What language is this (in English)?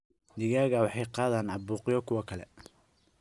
Somali